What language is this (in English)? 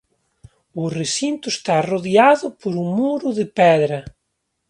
Galician